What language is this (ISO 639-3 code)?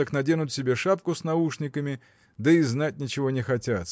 rus